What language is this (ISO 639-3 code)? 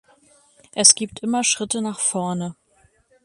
deu